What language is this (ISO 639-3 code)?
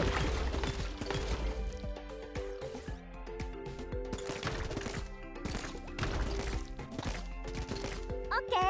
jpn